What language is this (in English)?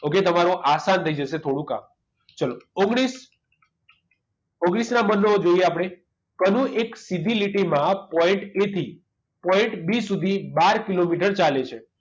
Gujarati